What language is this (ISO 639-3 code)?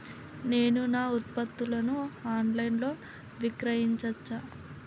tel